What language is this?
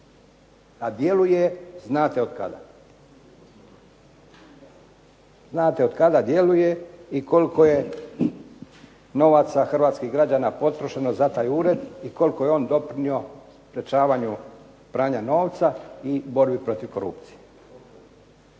Croatian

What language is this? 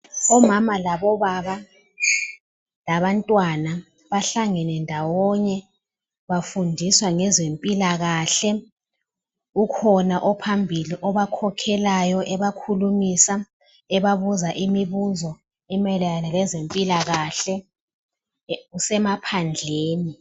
North Ndebele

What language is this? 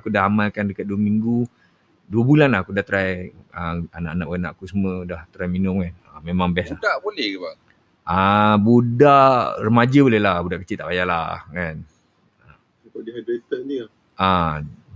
Malay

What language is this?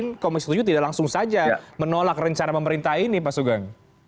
Indonesian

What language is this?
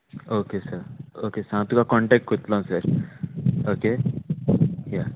Konkani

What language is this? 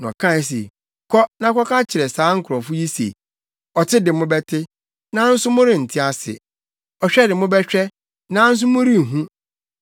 Akan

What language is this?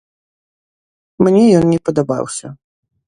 Belarusian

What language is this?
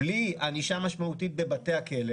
Hebrew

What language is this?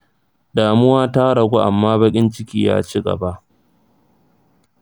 Hausa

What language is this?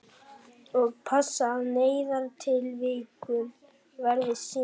Icelandic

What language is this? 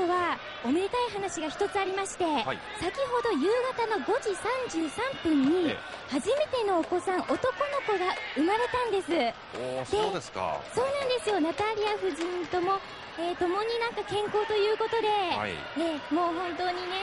Japanese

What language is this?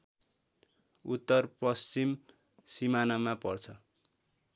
Nepali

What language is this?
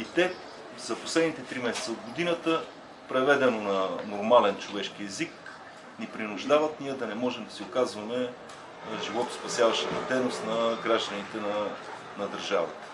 Bulgarian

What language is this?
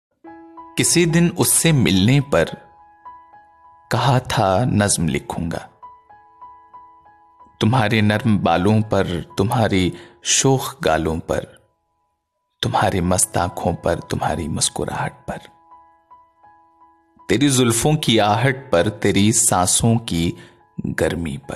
Urdu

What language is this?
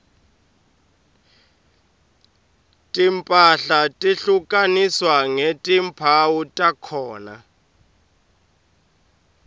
Swati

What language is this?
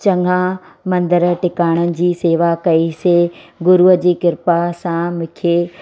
Sindhi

